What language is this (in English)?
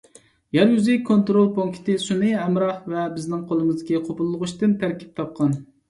Uyghur